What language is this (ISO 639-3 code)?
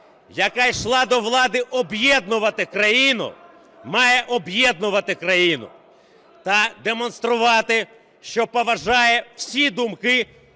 ukr